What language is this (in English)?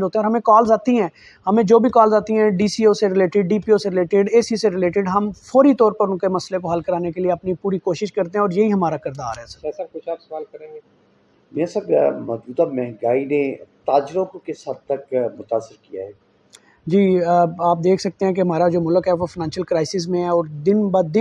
Urdu